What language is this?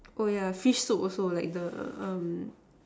English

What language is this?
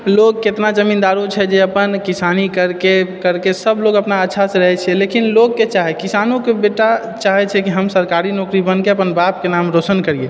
Maithili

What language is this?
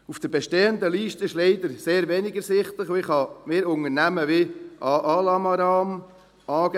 Swiss German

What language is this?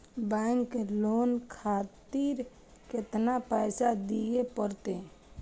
Maithili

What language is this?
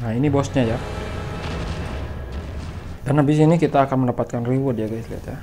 Indonesian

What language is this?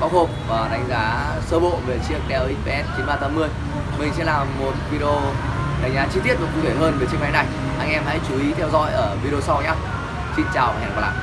Vietnamese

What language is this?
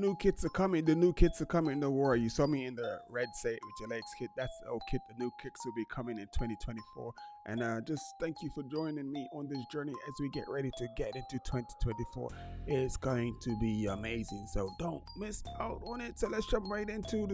English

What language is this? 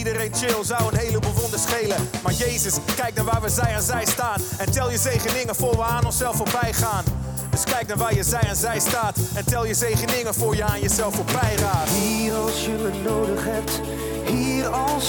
Dutch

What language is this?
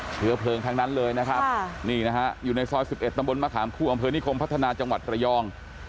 Thai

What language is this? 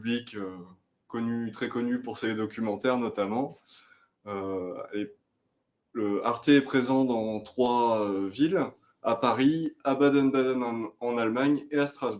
French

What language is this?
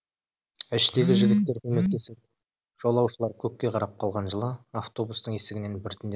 Kazakh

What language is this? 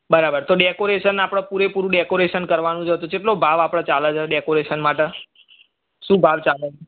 Gujarati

